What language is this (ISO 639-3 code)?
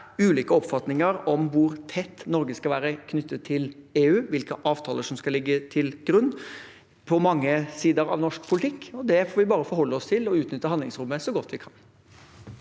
nor